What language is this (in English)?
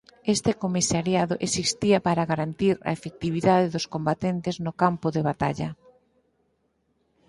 Galician